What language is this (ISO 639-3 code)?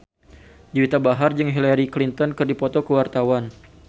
sun